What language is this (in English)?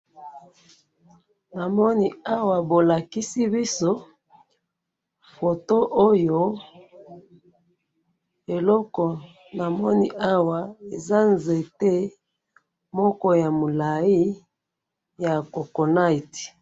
Lingala